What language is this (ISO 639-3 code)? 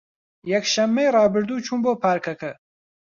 ckb